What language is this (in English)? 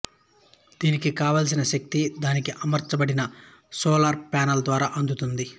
Telugu